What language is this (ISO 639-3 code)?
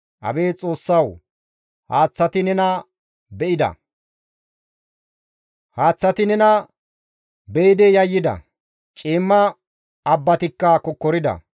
gmv